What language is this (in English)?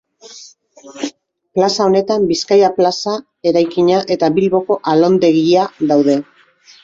Basque